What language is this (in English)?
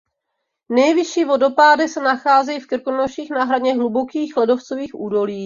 Czech